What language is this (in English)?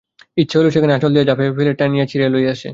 Bangla